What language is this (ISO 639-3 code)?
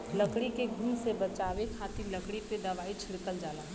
bho